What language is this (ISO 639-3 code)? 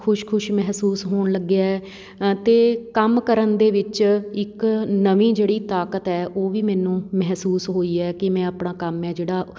pan